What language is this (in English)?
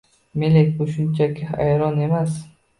Uzbek